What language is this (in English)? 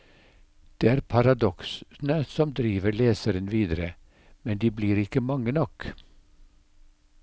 Norwegian